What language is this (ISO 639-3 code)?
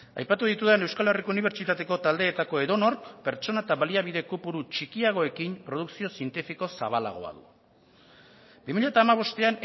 eus